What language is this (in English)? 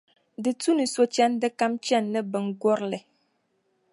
Dagbani